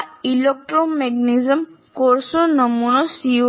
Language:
Gujarati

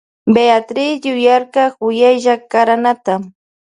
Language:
Loja Highland Quichua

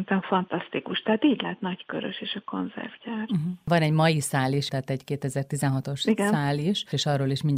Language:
Hungarian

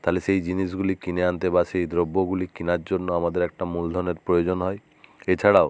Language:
Bangla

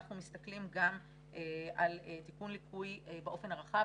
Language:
Hebrew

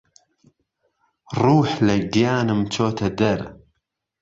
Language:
Central Kurdish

